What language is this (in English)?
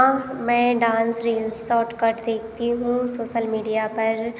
Hindi